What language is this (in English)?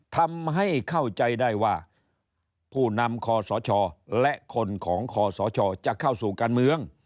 Thai